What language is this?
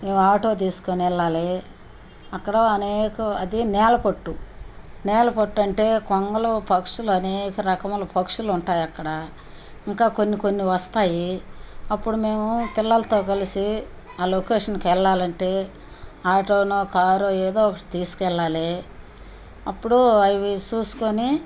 Telugu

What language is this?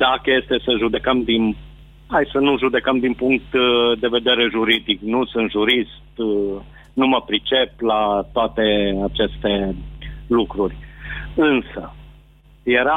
Romanian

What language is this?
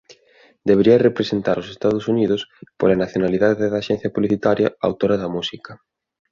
Galician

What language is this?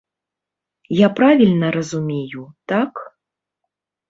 Belarusian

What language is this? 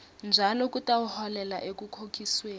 Swati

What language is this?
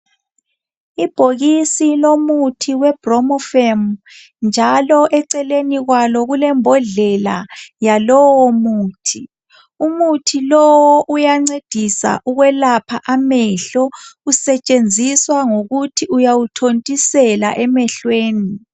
North Ndebele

